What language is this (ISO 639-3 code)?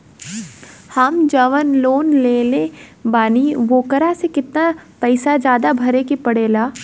bho